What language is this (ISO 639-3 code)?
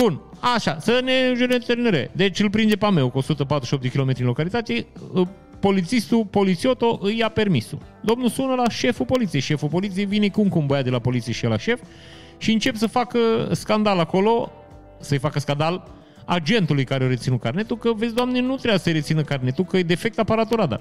ron